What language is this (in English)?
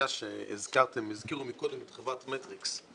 Hebrew